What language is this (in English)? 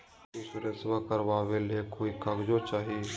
Magahi